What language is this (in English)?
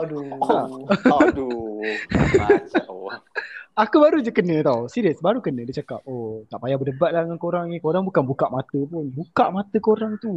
Malay